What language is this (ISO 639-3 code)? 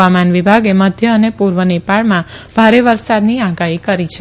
guj